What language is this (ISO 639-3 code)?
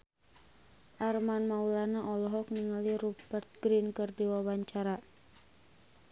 sun